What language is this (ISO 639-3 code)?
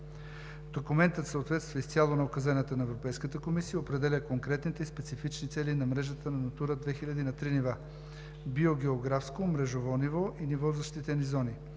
bul